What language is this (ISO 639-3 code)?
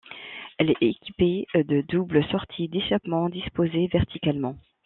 fra